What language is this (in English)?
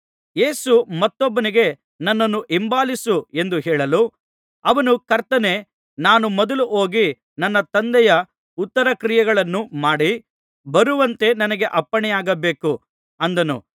Kannada